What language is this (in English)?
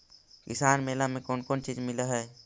Magahi